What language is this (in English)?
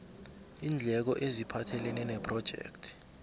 South Ndebele